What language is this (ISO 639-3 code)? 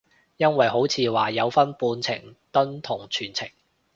yue